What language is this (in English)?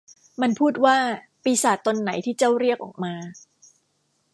Thai